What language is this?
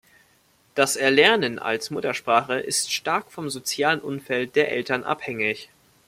German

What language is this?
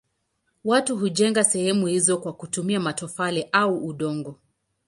Swahili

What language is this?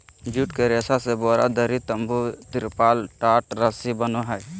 Magahi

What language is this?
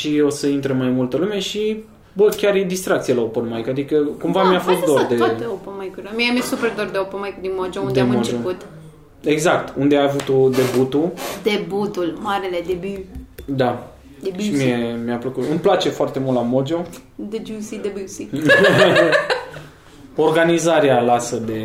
Romanian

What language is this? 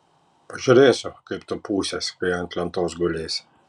Lithuanian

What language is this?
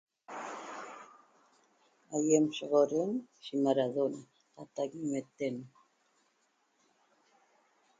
Toba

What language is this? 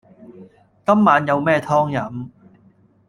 Cantonese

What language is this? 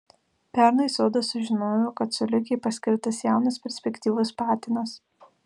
Lithuanian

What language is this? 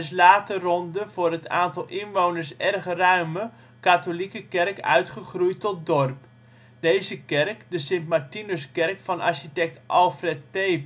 Dutch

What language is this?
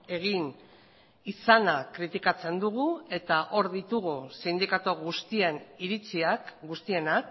Basque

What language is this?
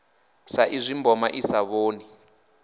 Venda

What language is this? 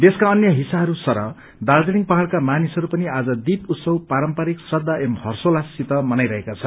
Nepali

